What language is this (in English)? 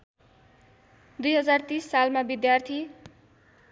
Nepali